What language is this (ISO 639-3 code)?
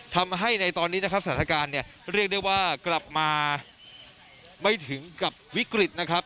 tha